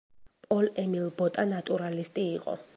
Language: Georgian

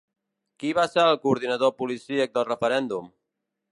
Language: Catalan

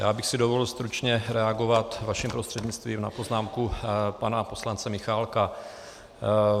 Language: Czech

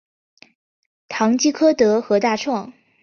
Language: Chinese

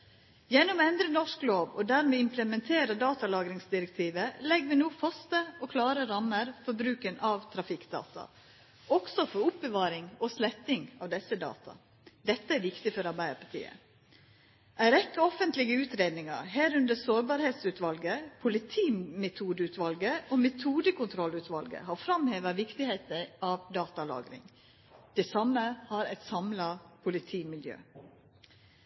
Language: Norwegian Nynorsk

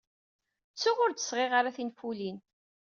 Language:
Kabyle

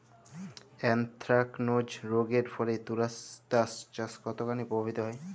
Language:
Bangla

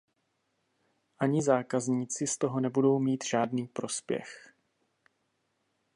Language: Czech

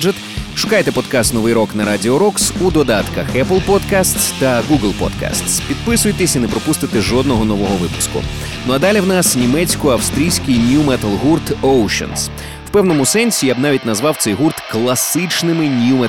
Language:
Ukrainian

